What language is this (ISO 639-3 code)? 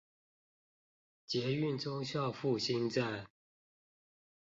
zho